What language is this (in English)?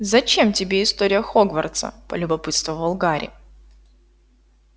Russian